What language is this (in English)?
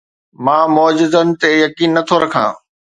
Sindhi